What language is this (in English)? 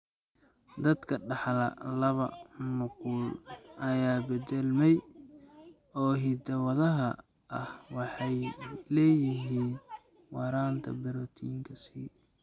Somali